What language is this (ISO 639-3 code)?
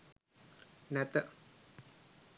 sin